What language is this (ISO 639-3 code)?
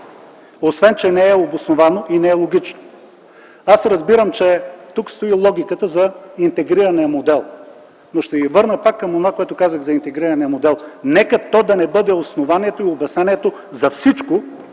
bul